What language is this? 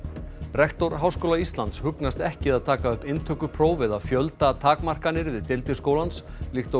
Icelandic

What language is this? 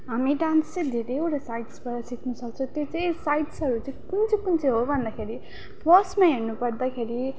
Nepali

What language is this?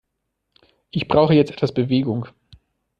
German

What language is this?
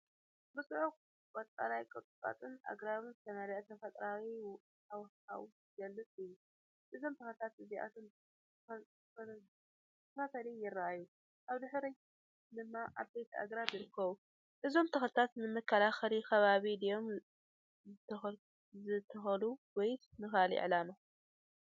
Tigrinya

